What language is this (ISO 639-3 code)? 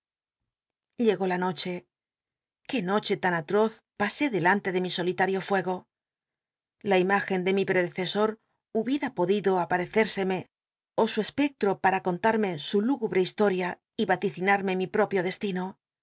spa